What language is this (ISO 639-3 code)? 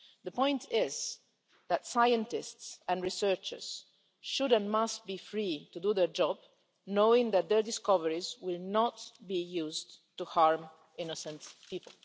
eng